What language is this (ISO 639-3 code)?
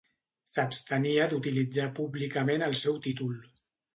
cat